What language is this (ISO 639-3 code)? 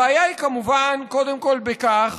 heb